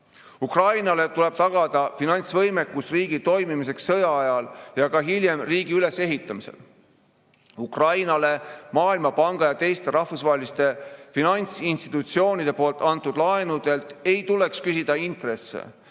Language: Estonian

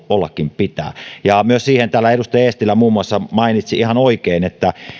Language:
Finnish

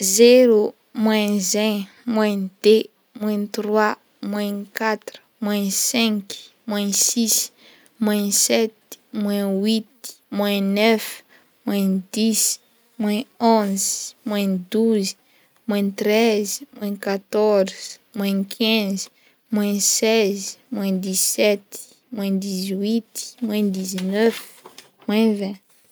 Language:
Northern Betsimisaraka Malagasy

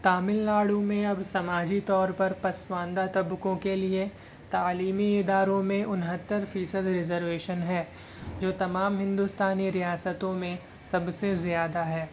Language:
Urdu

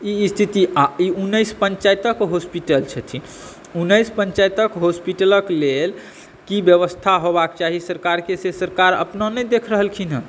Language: Maithili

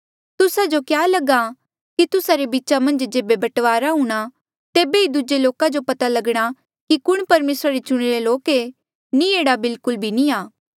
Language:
Mandeali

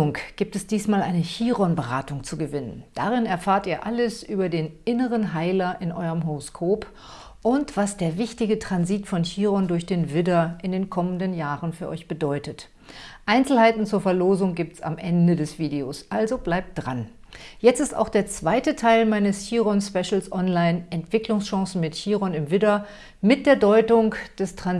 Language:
German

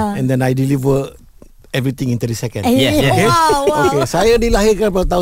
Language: Malay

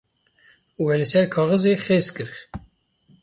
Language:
Kurdish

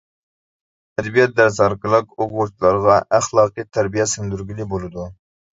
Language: Uyghur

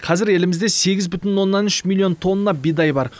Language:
Kazakh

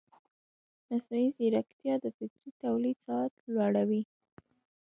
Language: Pashto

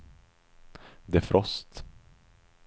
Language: Swedish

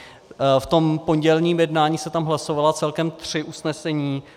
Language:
Czech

